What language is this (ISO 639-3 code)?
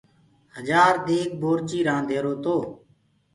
ggg